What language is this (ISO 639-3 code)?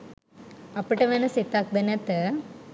sin